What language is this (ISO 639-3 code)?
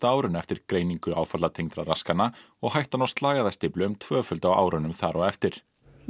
isl